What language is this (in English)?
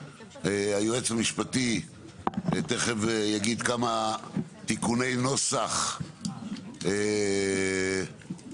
Hebrew